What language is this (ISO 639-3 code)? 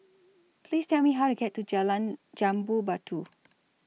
eng